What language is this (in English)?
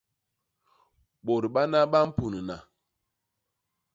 Basaa